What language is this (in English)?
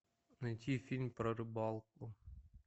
Russian